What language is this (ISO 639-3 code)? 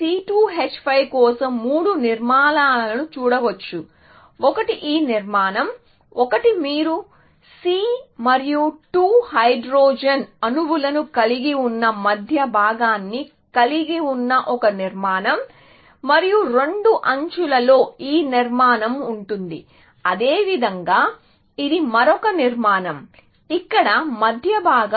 tel